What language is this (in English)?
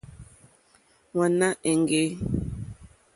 Mokpwe